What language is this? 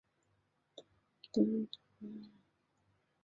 Chinese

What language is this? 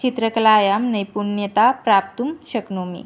Sanskrit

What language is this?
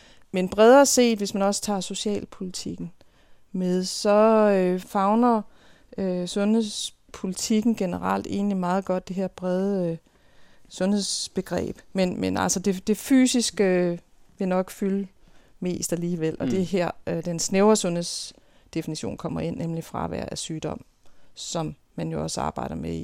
Danish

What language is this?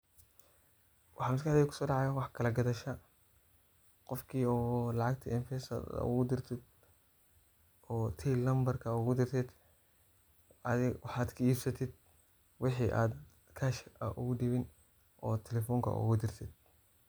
Somali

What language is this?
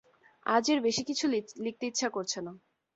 Bangla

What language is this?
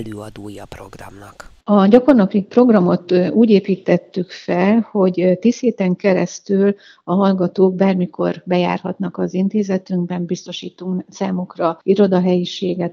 Hungarian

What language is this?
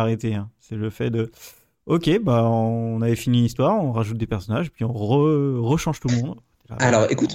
French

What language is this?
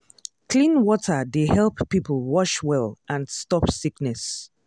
Nigerian Pidgin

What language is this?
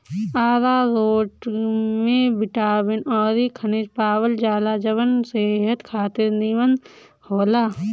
Bhojpuri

